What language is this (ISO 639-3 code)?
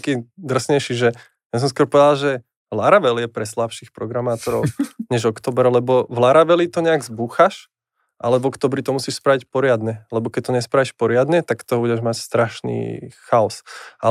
slk